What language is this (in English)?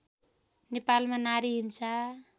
Nepali